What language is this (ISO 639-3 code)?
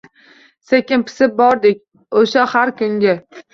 uzb